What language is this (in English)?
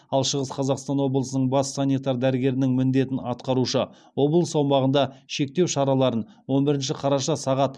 Kazakh